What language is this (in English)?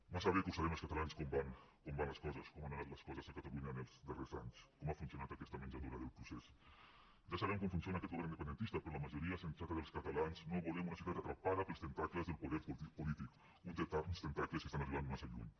Catalan